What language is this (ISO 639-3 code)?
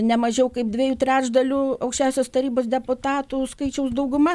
lit